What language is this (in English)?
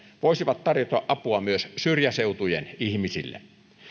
Finnish